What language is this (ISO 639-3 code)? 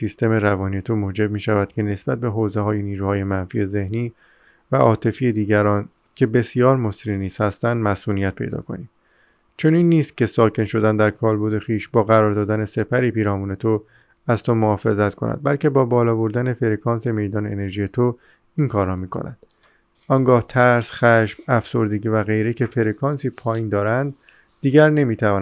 fas